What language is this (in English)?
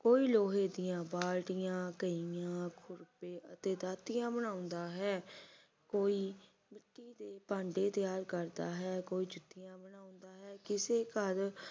Punjabi